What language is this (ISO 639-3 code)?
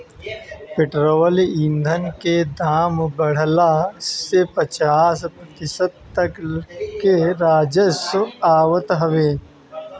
bho